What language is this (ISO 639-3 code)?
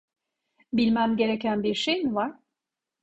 tur